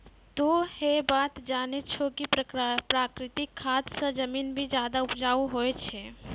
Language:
Maithili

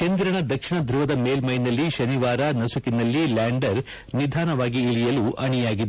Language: Kannada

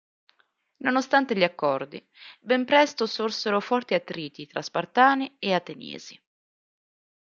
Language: Italian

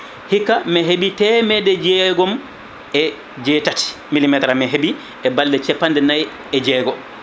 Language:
Fula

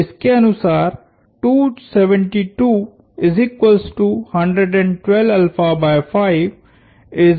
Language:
Hindi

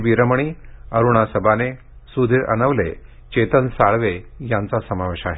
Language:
Marathi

